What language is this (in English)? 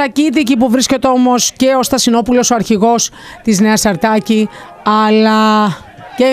Greek